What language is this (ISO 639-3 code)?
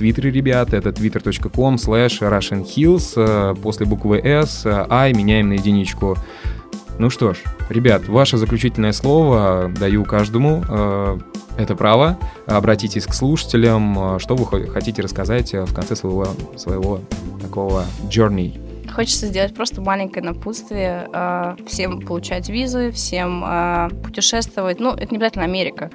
rus